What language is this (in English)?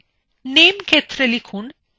Bangla